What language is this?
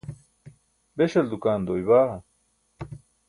Burushaski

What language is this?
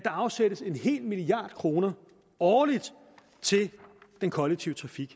Danish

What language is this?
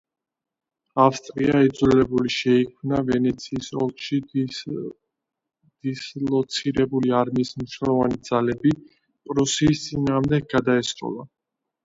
Georgian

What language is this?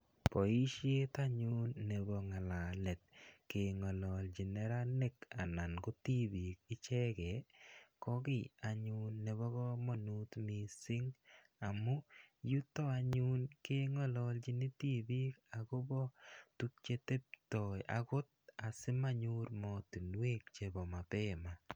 Kalenjin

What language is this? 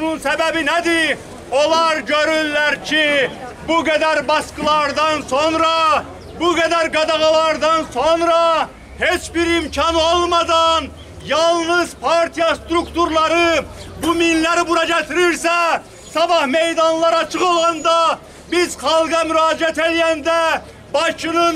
Turkish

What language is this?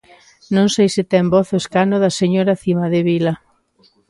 Galician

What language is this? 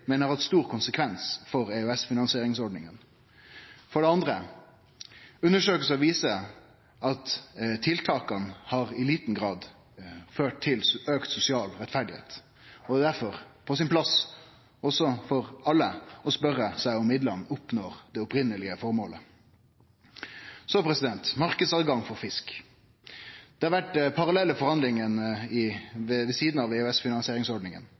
Norwegian Nynorsk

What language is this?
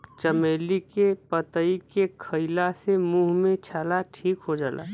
Bhojpuri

